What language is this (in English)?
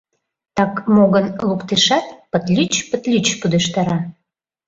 Mari